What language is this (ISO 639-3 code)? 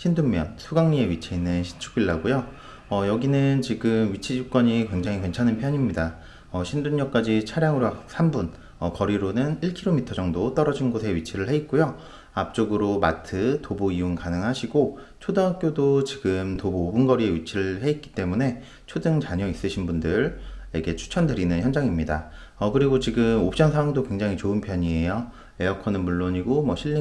kor